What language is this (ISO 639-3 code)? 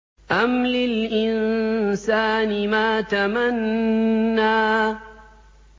ara